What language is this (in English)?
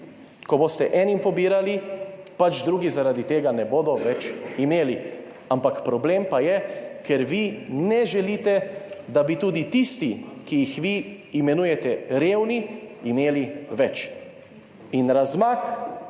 Slovenian